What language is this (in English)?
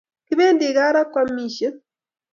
Kalenjin